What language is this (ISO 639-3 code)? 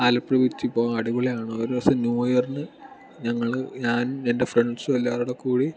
mal